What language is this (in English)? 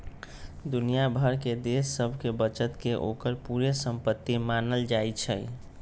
Magahi